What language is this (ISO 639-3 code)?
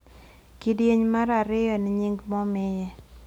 luo